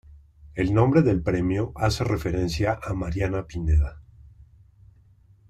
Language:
Spanish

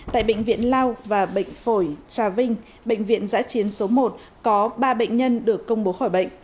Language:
Vietnamese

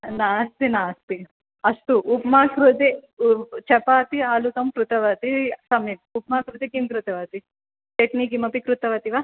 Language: Sanskrit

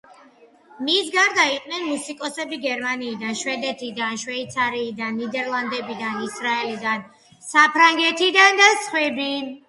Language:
Georgian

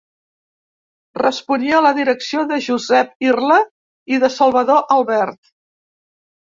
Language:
Catalan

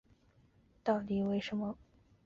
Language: Chinese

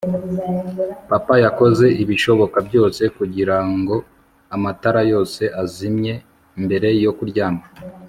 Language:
Kinyarwanda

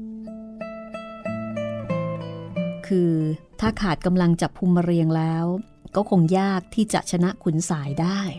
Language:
Thai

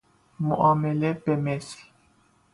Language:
Persian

